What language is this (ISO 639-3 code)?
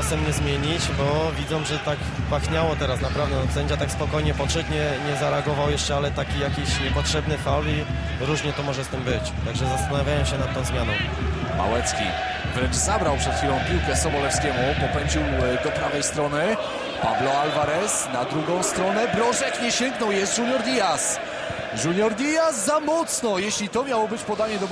pol